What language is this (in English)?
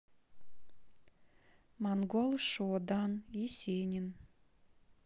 Russian